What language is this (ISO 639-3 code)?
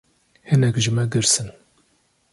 kur